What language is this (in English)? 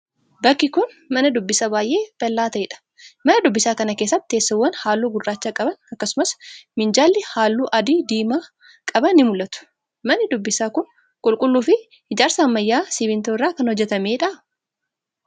Oromo